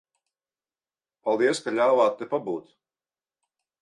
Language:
Latvian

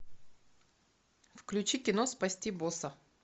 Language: Russian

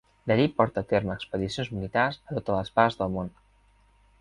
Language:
Catalan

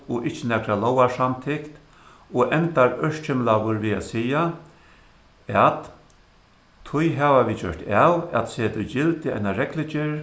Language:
Faroese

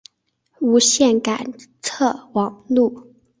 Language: Chinese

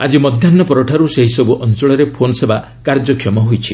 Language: Odia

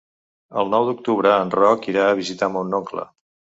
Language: Catalan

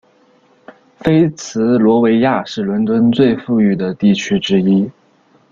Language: Chinese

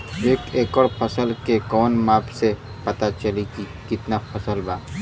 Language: Bhojpuri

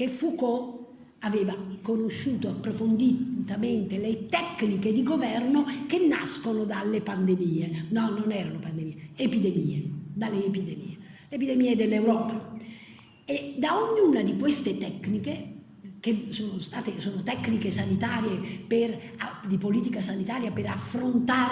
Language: Italian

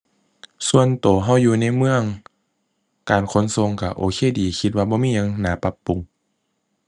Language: Thai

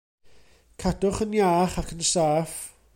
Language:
Welsh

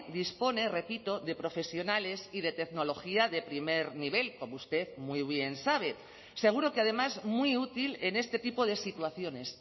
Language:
Spanish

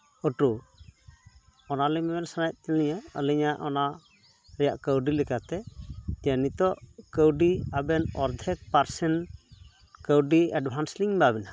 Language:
Santali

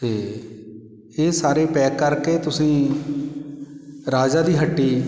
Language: Punjabi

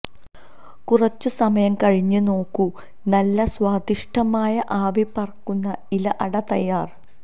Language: Malayalam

